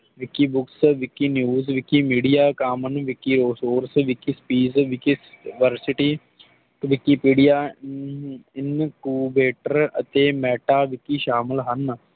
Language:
Punjabi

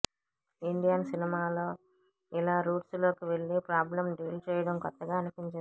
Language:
Telugu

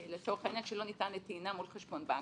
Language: Hebrew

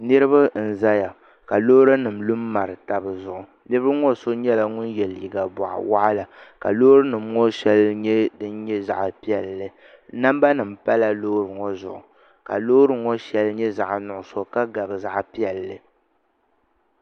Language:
Dagbani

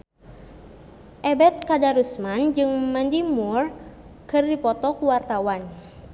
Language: Sundanese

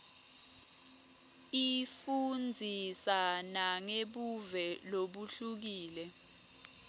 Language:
Swati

